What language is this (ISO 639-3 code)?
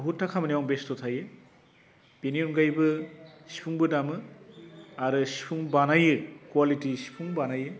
brx